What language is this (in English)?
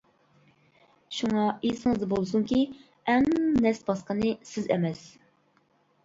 Uyghur